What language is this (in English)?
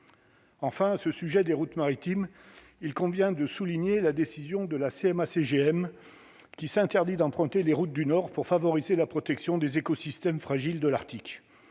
French